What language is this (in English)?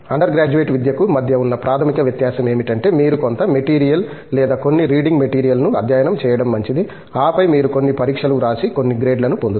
Telugu